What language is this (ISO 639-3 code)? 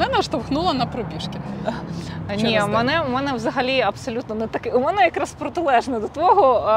ukr